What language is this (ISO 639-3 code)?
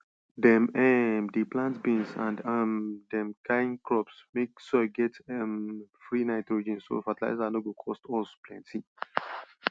pcm